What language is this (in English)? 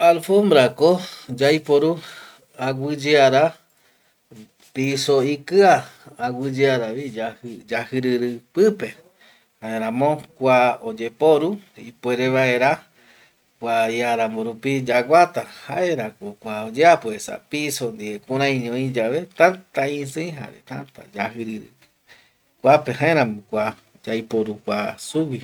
Eastern Bolivian Guaraní